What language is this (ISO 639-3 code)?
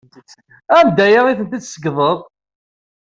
kab